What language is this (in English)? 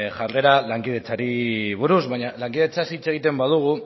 Basque